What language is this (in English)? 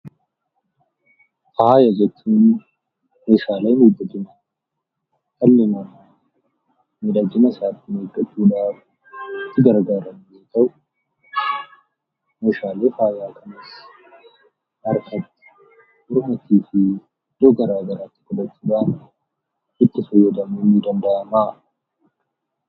Oromo